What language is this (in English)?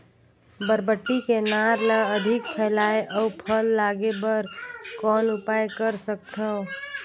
Chhattisgarhi